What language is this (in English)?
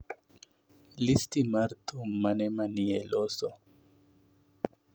Luo (Kenya and Tanzania)